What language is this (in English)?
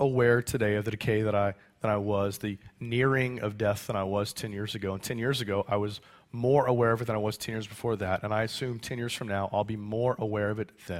English